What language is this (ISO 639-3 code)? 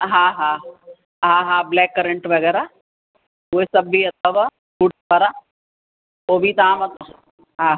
snd